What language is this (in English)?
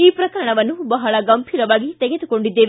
Kannada